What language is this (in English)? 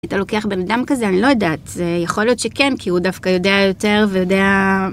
Hebrew